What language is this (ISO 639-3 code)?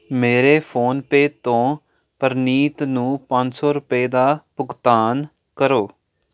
pan